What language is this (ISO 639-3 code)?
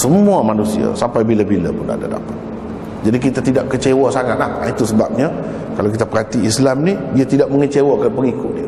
msa